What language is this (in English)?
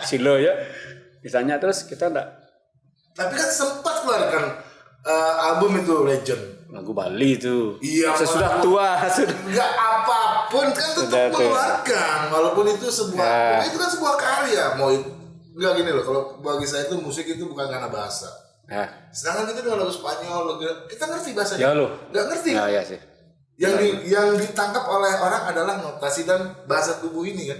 Indonesian